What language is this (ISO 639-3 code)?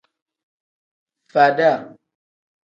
kdh